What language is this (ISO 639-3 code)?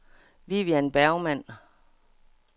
dan